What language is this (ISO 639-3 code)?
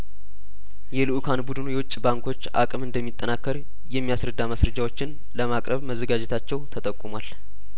amh